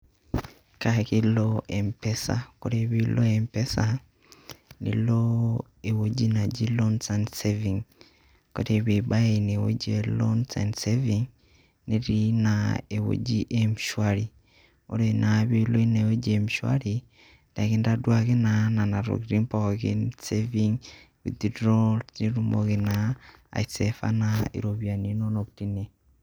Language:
Masai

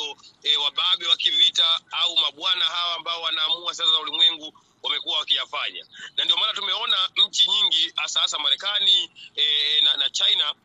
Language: Swahili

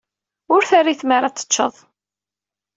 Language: Kabyle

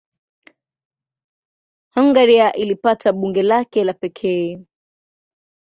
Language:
Swahili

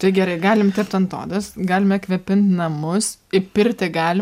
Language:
Lithuanian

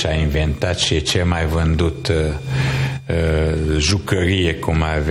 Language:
Romanian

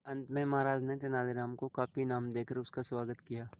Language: Hindi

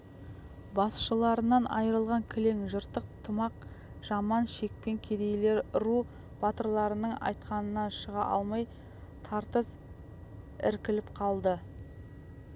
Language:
Kazakh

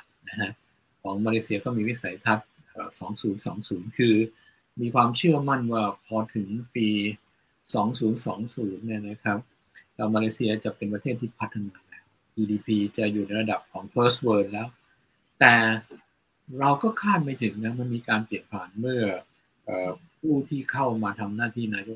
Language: Thai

